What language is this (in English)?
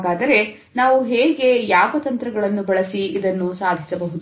Kannada